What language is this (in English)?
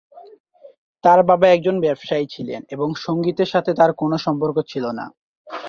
Bangla